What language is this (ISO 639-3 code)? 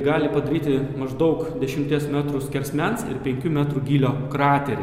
lit